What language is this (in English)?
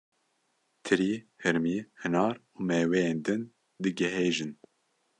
Kurdish